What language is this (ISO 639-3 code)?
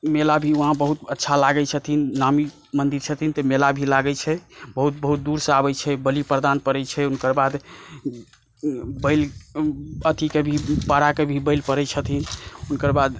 mai